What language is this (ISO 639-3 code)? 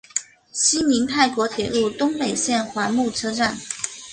zho